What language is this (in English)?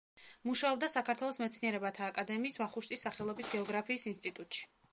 Georgian